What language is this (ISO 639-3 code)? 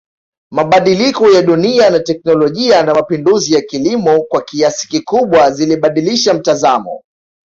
swa